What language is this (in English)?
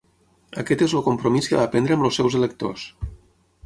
Catalan